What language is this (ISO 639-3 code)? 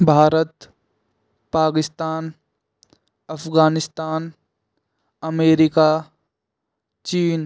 hin